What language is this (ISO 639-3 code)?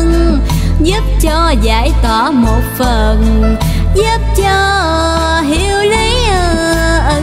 vie